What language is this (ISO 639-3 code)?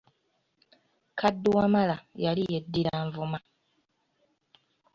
lug